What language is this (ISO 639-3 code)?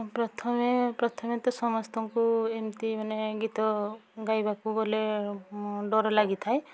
ori